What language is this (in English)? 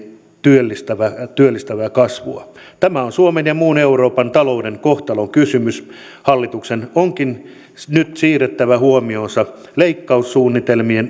Finnish